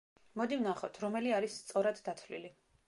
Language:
Georgian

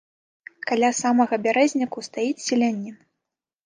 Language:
Belarusian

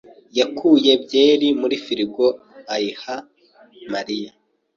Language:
Kinyarwanda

